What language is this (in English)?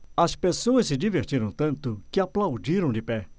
Portuguese